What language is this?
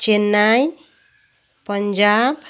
Nepali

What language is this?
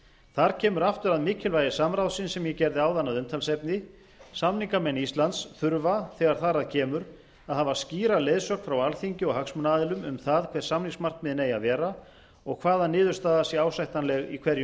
Icelandic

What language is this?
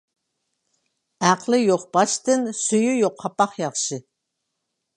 Uyghur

